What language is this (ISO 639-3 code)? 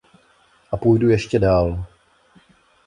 ces